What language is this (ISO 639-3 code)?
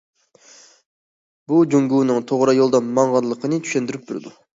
uig